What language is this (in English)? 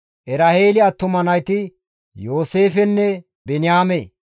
Gamo